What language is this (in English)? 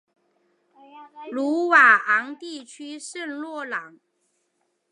Chinese